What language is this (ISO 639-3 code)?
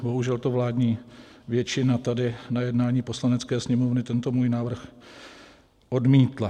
ces